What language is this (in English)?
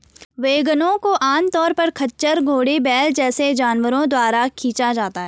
Hindi